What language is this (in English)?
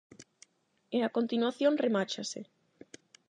Galician